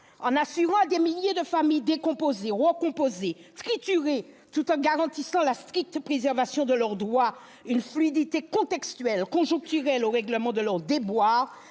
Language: French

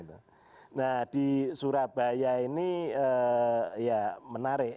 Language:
Indonesian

